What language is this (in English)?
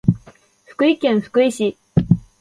Japanese